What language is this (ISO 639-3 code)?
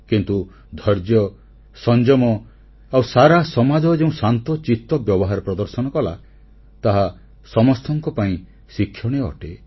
ori